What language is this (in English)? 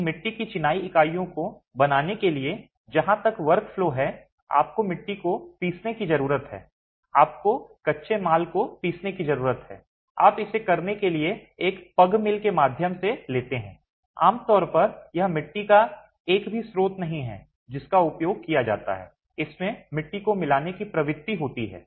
Hindi